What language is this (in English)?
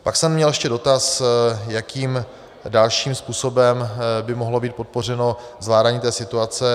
Czech